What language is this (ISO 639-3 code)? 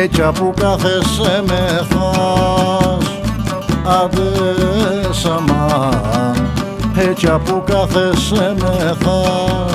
tur